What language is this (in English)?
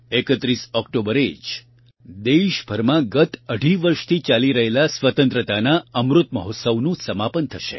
Gujarati